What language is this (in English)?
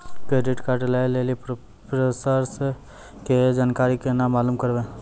Maithili